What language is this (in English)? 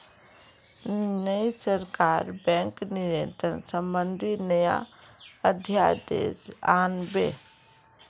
Magahi